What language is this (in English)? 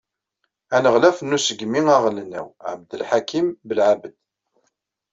Kabyle